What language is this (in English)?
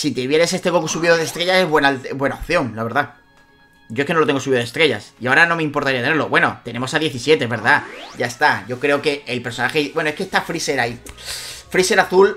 Spanish